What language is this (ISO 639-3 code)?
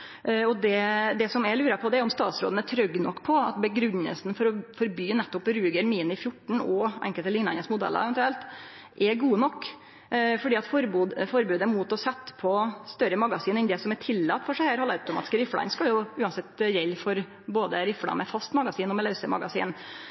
nno